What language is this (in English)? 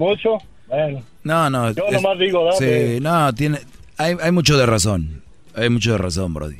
Spanish